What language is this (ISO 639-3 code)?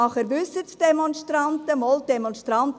gsw